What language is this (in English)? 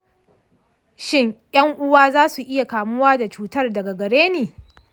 Hausa